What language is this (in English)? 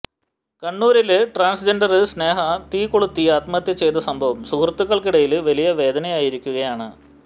Malayalam